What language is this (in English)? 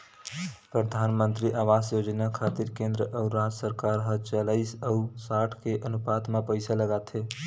Chhattisgarhi